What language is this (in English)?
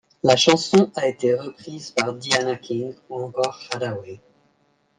French